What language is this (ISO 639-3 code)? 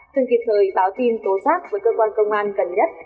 vie